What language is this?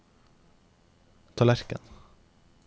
Norwegian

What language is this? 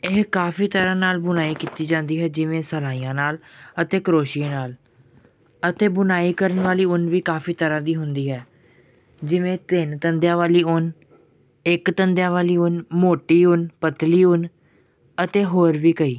Punjabi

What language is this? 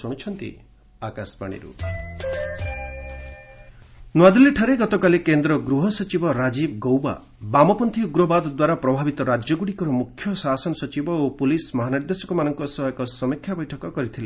Odia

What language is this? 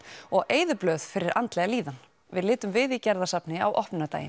Icelandic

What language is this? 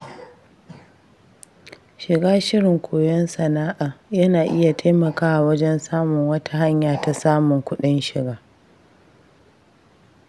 Hausa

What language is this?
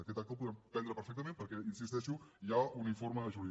Catalan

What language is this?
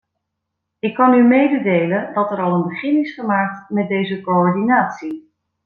Dutch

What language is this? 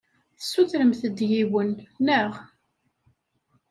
Kabyle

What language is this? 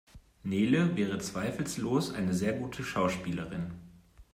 German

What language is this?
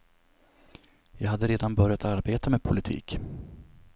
Swedish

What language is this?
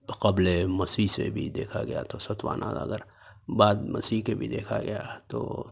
Urdu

